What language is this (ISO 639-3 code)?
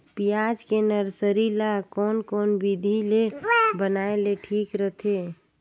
hne